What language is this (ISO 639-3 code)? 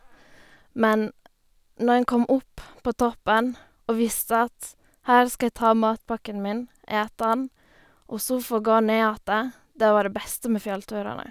nor